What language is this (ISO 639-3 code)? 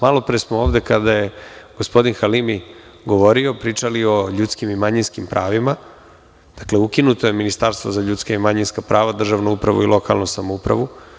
srp